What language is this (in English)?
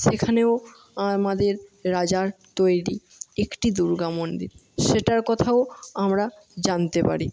Bangla